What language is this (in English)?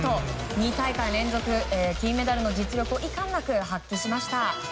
Japanese